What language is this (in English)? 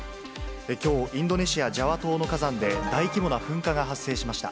Japanese